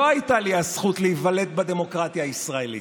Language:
Hebrew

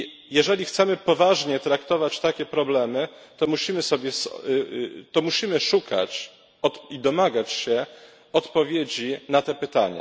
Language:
Polish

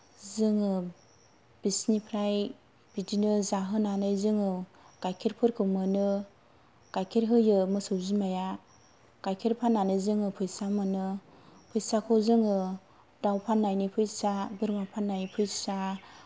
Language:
Bodo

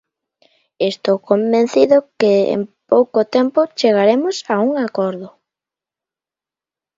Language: Galician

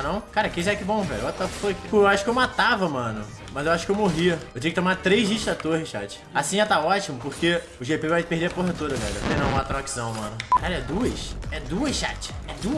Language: Portuguese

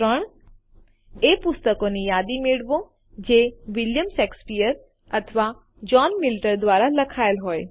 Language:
Gujarati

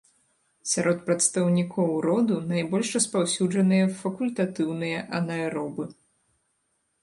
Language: Belarusian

